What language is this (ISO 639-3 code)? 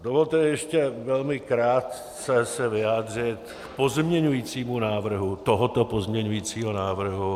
ces